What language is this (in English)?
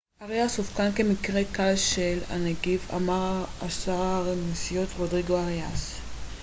Hebrew